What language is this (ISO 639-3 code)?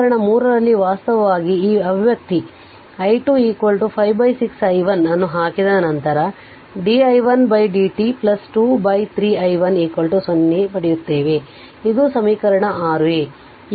kan